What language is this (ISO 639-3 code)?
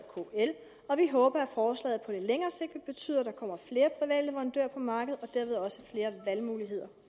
dan